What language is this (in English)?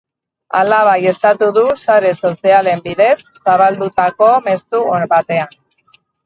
Basque